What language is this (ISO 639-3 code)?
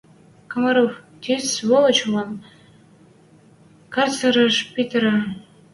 mrj